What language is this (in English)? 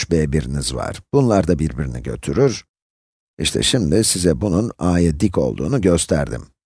Turkish